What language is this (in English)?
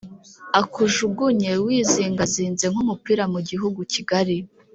Kinyarwanda